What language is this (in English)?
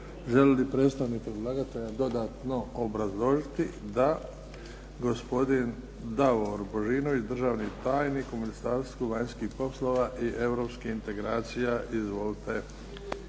Croatian